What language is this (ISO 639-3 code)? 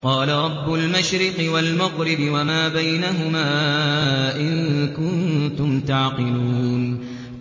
ara